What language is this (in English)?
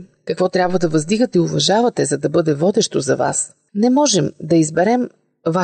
Bulgarian